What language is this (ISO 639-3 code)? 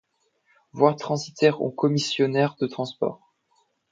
fra